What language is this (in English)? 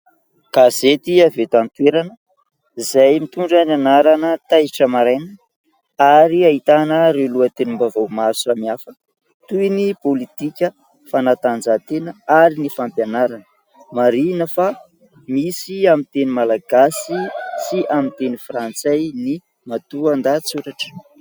Malagasy